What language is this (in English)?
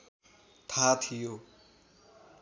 Nepali